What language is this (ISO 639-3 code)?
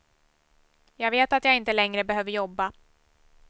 swe